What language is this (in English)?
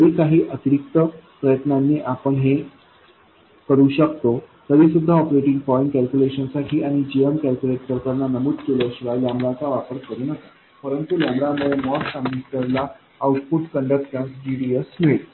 Marathi